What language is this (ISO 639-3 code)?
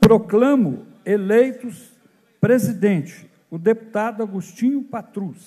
por